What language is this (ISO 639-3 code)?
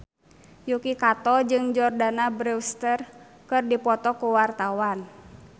sun